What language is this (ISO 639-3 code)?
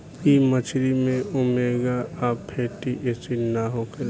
bho